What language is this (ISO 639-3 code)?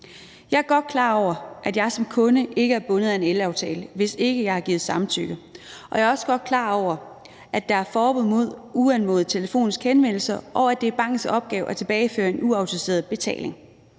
dan